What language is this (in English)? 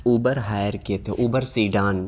Urdu